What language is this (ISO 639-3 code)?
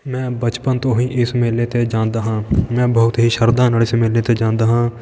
pan